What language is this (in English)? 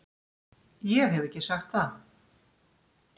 Icelandic